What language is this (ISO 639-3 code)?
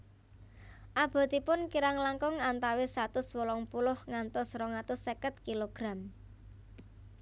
jav